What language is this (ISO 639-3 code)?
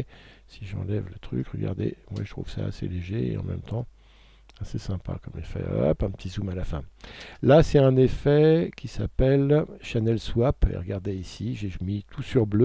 fra